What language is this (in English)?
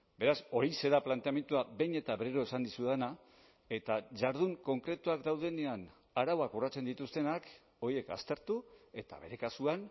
Basque